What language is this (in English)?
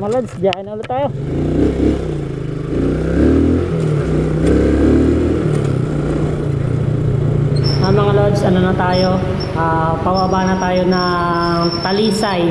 Filipino